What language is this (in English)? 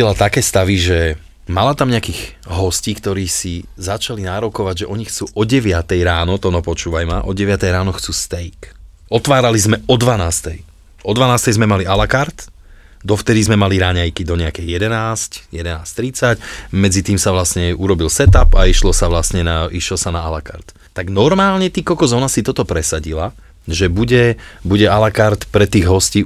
Slovak